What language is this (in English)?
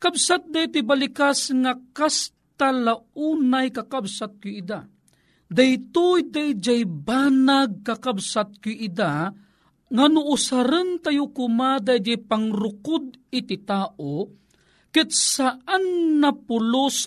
Filipino